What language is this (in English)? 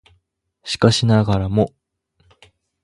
Japanese